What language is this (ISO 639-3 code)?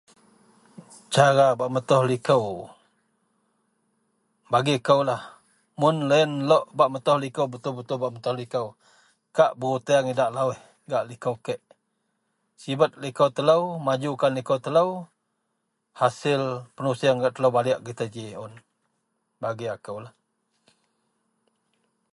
mel